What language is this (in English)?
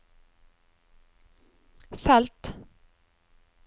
Norwegian